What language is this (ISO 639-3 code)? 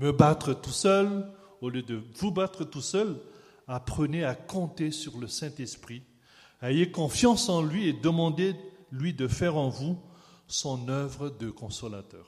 fra